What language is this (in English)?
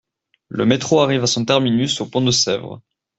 French